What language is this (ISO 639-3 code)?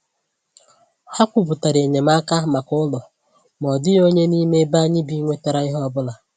ibo